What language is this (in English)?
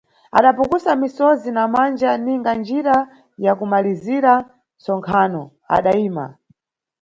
Nyungwe